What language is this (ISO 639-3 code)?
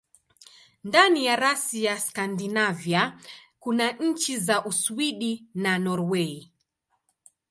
swa